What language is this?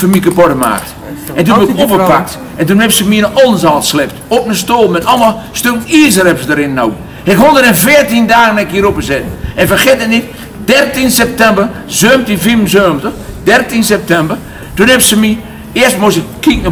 Dutch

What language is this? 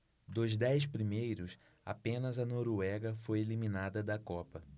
Portuguese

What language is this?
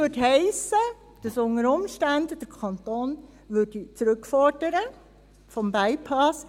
Swiss German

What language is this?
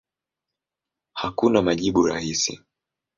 Swahili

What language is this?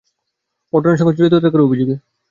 Bangla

